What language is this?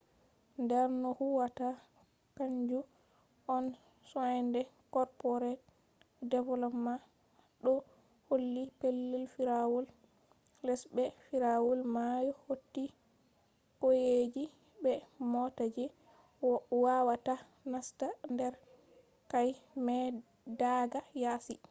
Fula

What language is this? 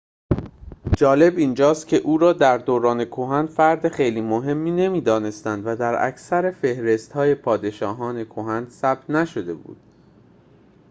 Persian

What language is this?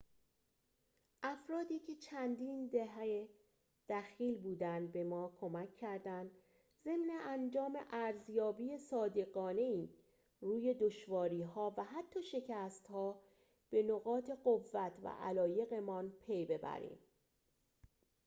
Persian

